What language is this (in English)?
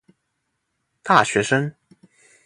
Chinese